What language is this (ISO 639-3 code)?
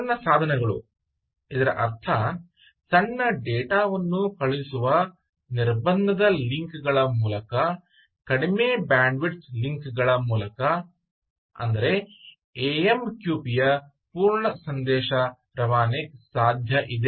kan